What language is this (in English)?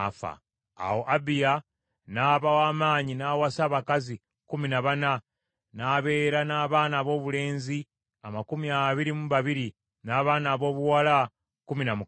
Ganda